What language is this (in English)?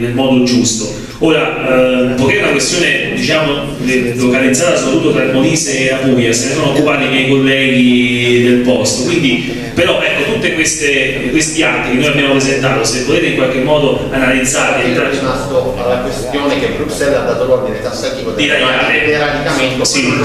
Italian